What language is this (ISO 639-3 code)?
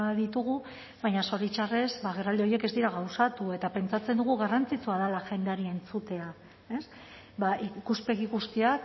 eus